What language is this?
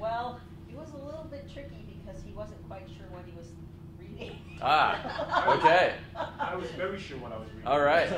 English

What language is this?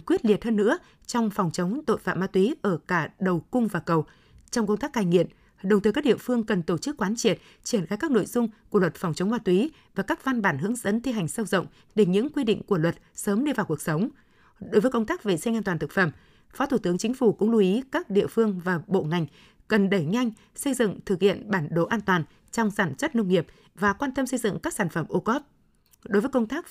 Vietnamese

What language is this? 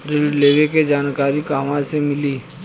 Bhojpuri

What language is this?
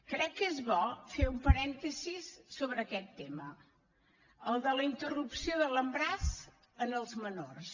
Catalan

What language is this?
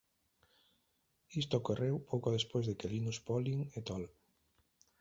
Galician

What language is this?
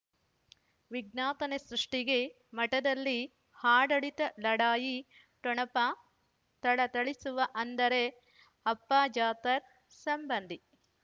Kannada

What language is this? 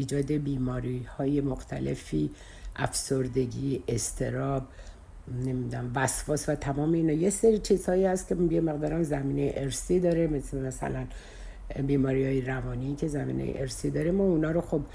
Persian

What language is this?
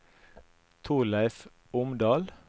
Norwegian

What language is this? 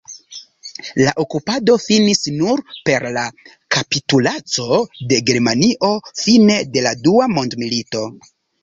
Esperanto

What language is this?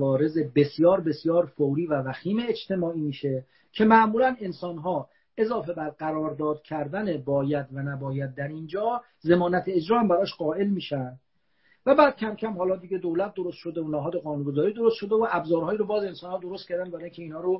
Persian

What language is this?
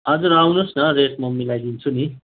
Nepali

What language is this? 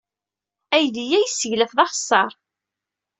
Kabyle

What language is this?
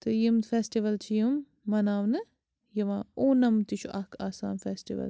Kashmiri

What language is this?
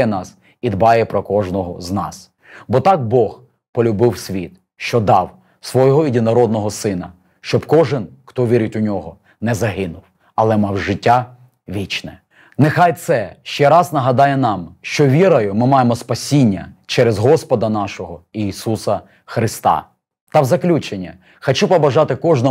Ukrainian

